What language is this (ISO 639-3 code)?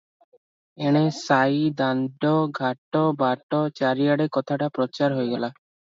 ori